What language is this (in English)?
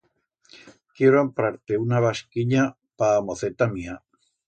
Aragonese